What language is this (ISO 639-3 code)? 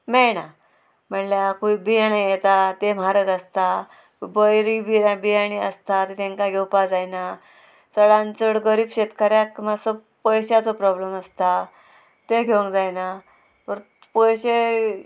kok